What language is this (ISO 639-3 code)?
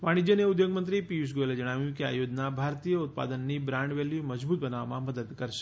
guj